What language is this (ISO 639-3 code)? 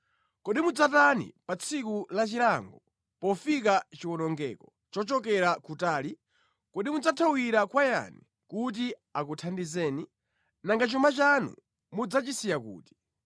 nya